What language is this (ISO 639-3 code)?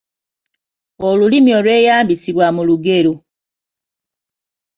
lug